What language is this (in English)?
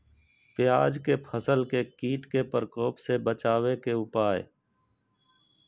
Magahi